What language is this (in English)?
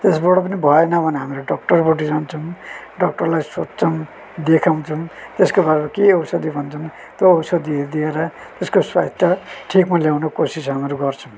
Nepali